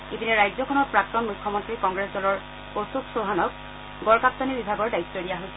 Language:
Assamese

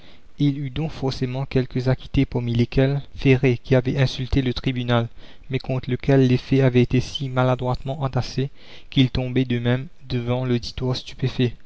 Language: French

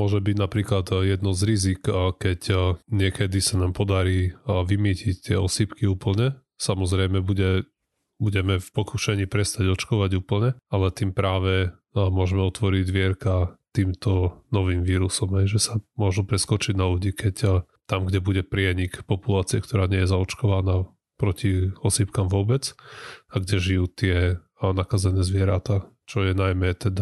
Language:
Slovak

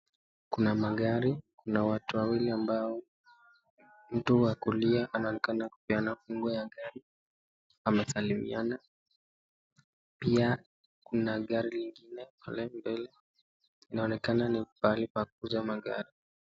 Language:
Swahili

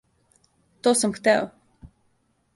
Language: Serbian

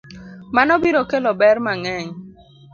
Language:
Luo (Kenya and Tanzania)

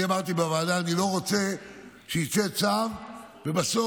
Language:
Hebrew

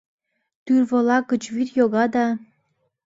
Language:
Mari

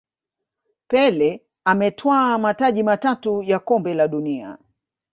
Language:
Swahili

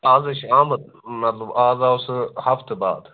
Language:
Kashmiri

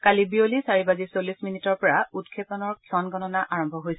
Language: Assamese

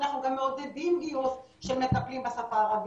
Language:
Hebrew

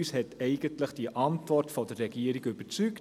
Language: Swiss German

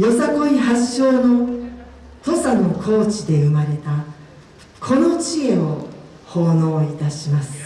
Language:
Japanese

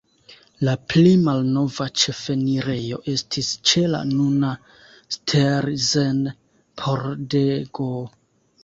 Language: Esperanto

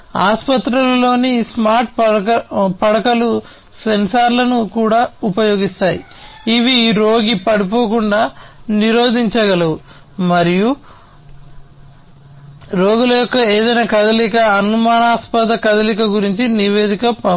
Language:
Telugu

